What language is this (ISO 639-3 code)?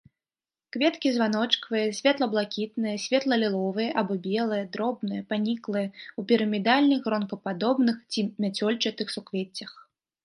bel